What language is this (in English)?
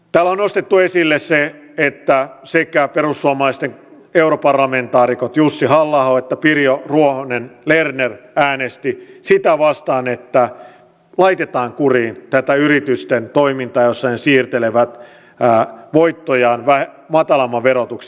Finnish